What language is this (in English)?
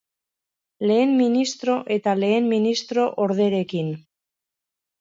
Basque